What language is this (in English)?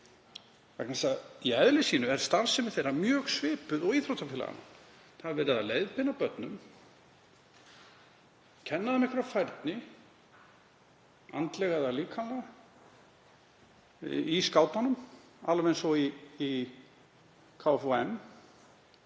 Icelandic